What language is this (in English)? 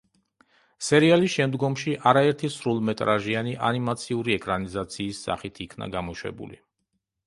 Georgian